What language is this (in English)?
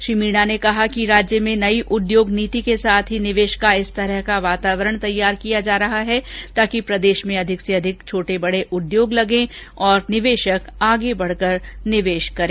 Hindi